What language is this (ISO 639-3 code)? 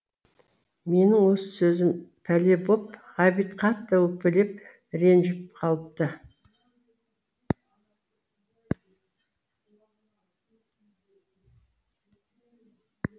kaz